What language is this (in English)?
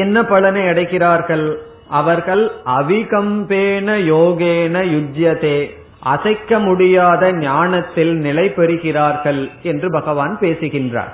Tamil